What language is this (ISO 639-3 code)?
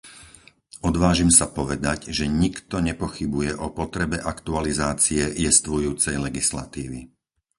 slk